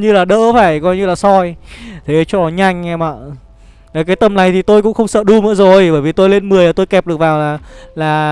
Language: Vietnamese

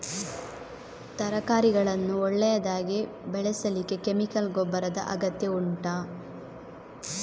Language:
Kannada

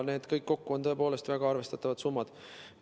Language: Estonian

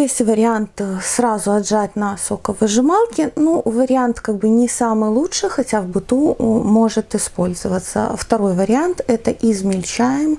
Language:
Russian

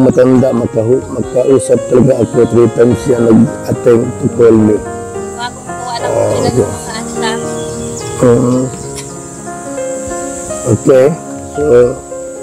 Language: Filipino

